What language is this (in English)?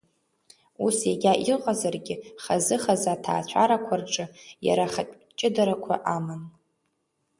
Abkhazian